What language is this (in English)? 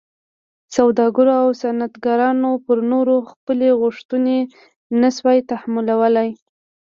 Pashto